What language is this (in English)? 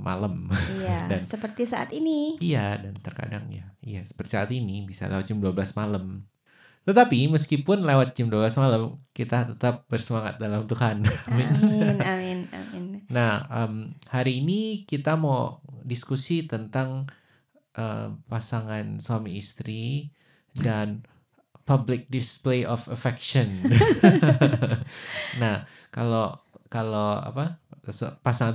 Indonesian